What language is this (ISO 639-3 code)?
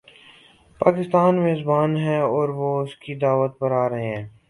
urd